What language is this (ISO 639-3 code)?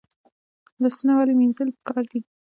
pus